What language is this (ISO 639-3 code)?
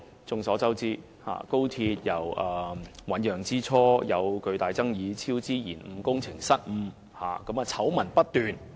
yue